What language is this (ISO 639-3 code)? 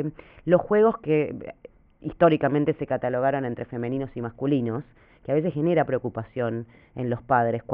spa